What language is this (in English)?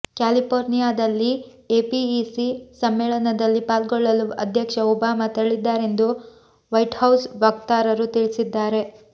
Kannada